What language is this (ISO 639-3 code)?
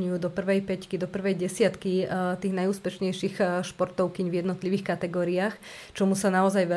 slk